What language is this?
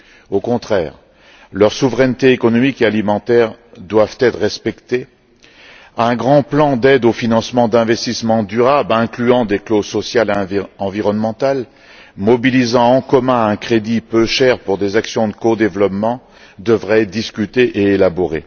French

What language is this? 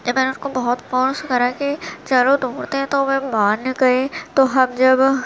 Urdu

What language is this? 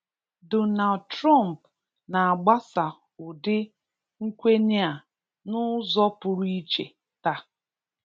Igbo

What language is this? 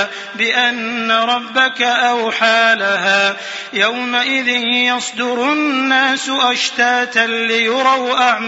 Arabic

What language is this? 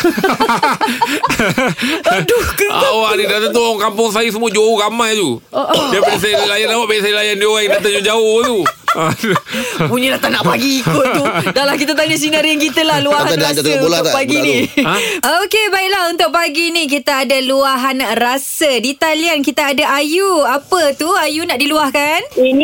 Malay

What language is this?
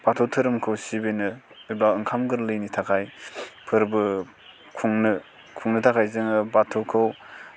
Bodo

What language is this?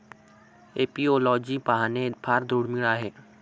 Marathi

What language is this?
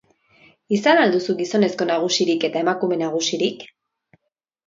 Basque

